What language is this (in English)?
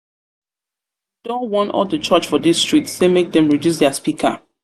Nigerian Pidgin